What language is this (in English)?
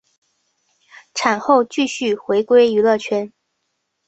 Chinese